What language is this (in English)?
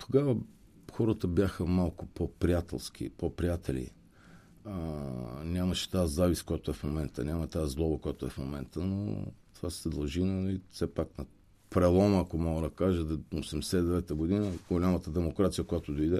Bulgarian